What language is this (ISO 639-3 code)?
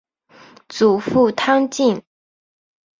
zho